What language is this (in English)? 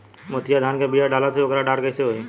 Bhojpuri